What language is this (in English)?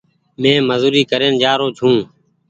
Goaria